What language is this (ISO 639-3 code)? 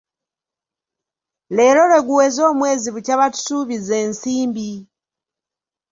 lug